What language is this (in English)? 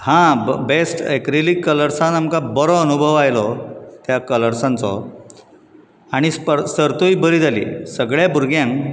Konkani